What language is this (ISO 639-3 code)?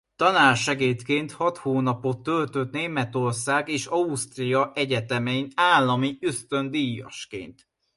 hun